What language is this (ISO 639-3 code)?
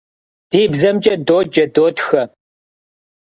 kbd